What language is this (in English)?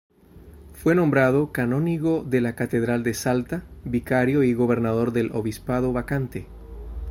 Spanish